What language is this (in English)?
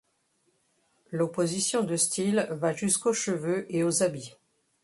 French